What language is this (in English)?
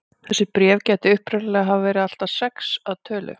Icelandic